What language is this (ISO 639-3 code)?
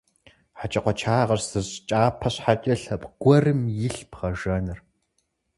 kbd